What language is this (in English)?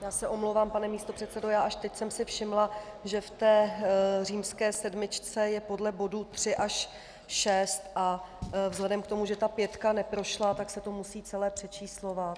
Czech